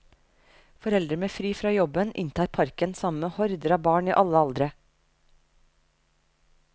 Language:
Norwegian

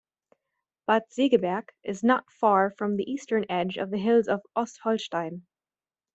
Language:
English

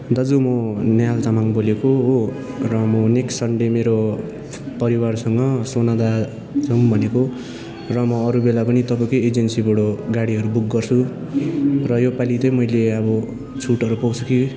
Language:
Nepali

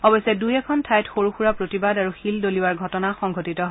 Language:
Assamese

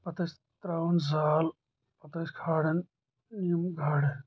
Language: Kashmiri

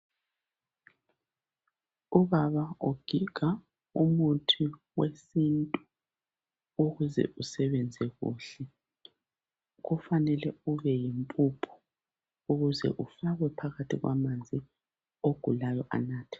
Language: North Ndebele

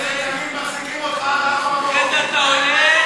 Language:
Hebrew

